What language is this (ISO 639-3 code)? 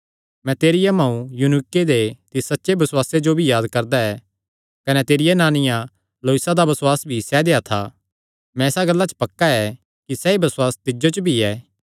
xnr